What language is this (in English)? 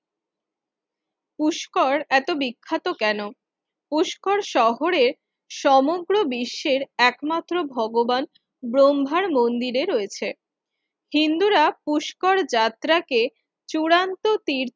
Bangla